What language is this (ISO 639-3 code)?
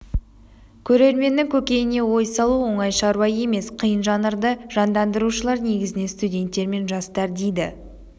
kaz